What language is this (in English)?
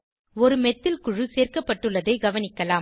Tamil